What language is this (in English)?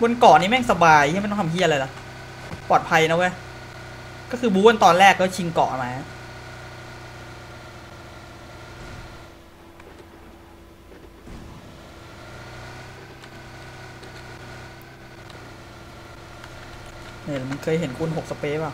Thai